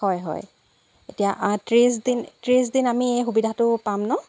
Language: Assamese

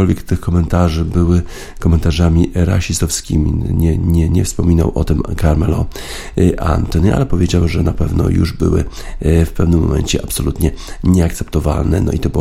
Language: Polish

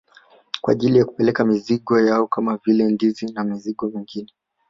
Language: Swahili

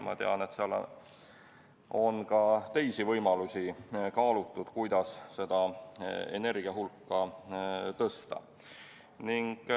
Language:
Estonian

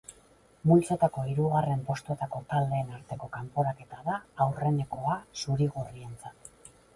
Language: Basque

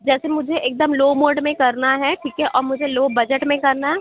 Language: Urdu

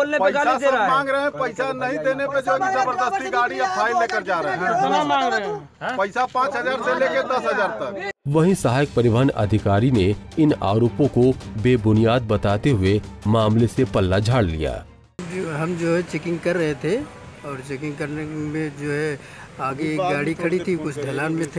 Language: Hindi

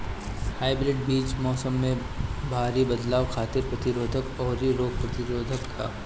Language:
Bhojpuri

